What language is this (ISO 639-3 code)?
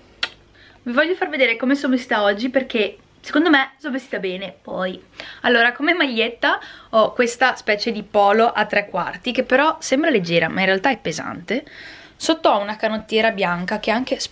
ita